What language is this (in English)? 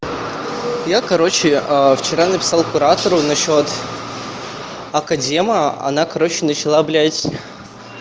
Russian